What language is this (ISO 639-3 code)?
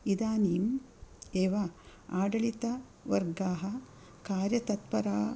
san